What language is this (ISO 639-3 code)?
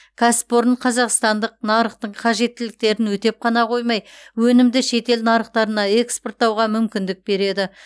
kaz